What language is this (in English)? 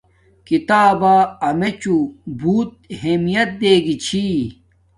Domaaki